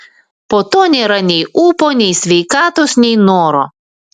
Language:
Lithuanian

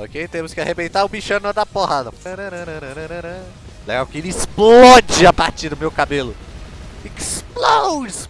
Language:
Portuguese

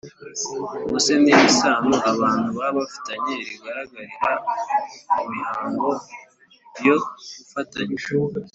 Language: Kinyarwanda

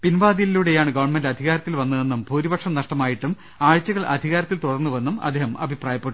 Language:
Malayalam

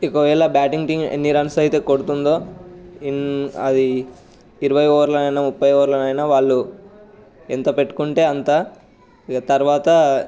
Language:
Telugu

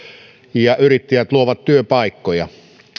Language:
Finnish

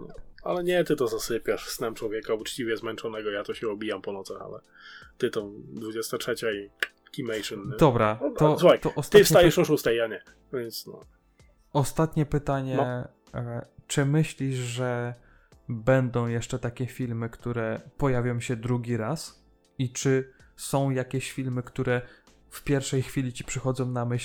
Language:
Polish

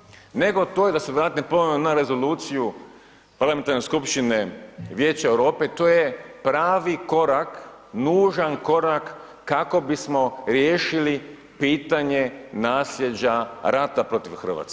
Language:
Croatian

